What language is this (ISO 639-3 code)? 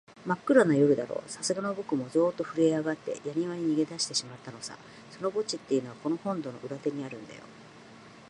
jpn